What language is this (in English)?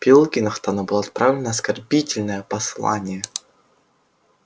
Russian